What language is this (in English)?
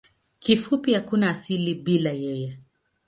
Swahili